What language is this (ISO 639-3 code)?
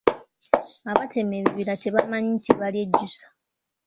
lug